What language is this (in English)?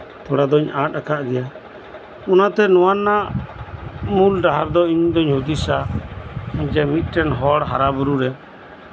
Santali